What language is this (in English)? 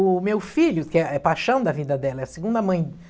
Portuguese